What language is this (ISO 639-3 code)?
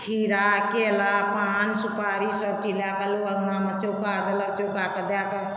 mai